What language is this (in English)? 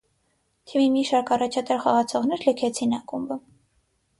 Armenian